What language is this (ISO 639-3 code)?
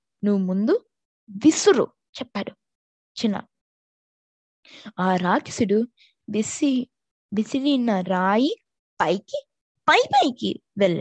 tel